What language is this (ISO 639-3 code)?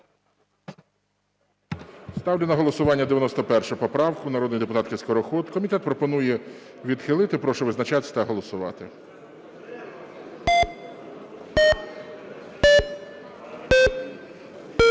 ukr